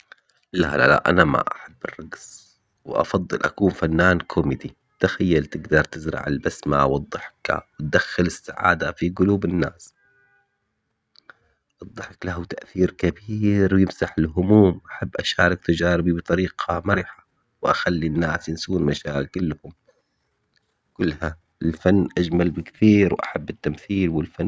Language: Omani Arabic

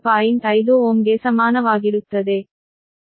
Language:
Kannada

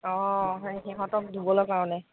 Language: Assamese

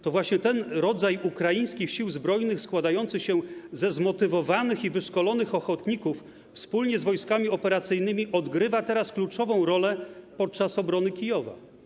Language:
Polish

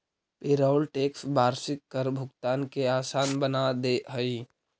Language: Magahi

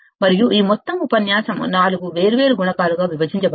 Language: Telugu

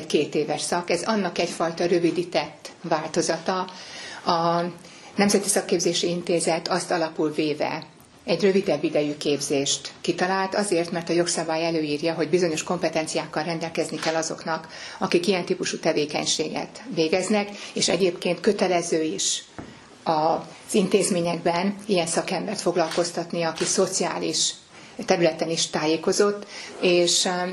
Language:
Hungarian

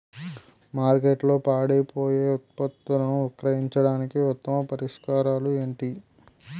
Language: Telugu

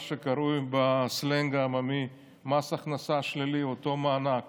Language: Hebrew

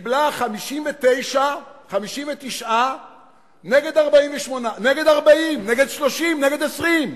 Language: Hebrew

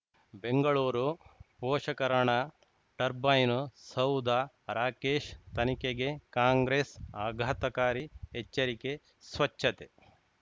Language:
Kannada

